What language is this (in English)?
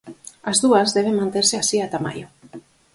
Galician